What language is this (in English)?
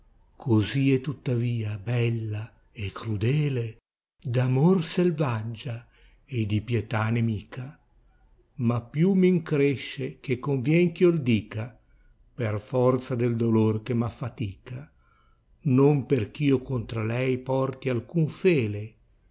Italian